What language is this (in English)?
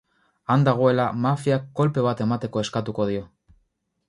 Basque